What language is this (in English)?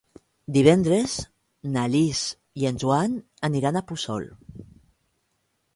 Catalan